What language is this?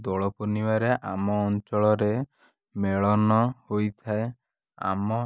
Odia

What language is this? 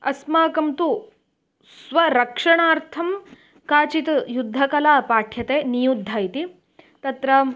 Sanskrit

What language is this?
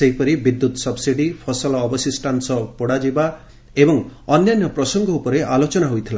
Odia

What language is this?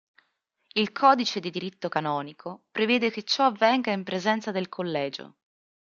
Italian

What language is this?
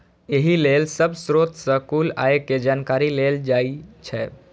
Maithili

